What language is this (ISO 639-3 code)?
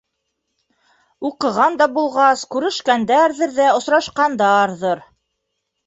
bak